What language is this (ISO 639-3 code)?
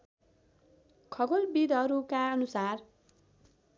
nep